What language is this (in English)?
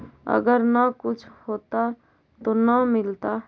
Magahi